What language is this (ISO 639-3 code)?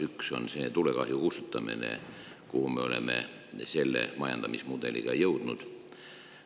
est